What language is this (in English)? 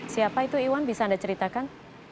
Indonesian